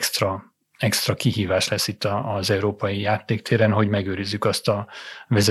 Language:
Hungarian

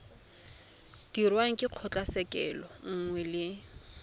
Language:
Tswana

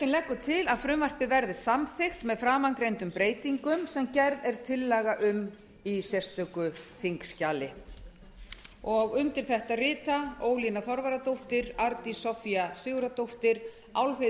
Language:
Icelandic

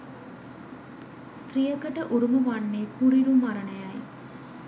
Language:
Sinhala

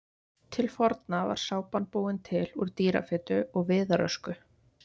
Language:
Icelandic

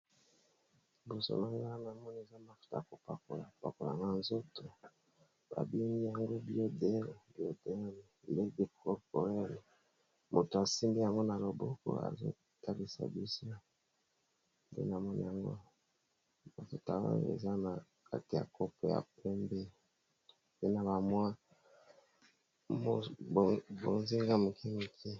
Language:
Lingala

